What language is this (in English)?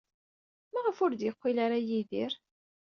Kabyle